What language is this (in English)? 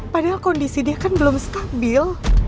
Indonesian